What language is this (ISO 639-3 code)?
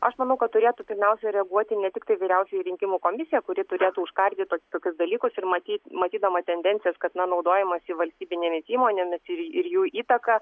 lit